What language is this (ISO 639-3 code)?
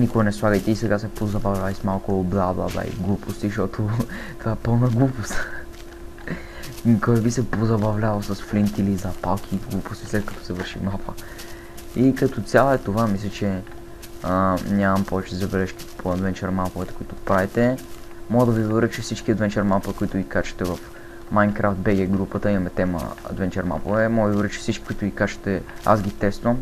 bul